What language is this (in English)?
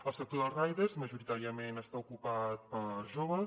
Catalan